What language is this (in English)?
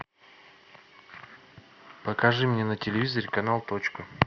Russian